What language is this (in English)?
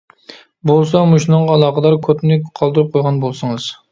Uyghur